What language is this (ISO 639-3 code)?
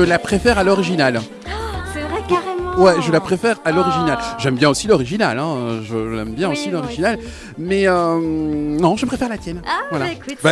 fra